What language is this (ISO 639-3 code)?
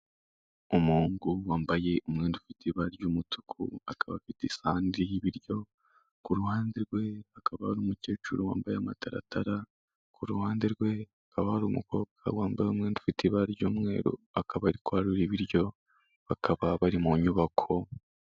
kin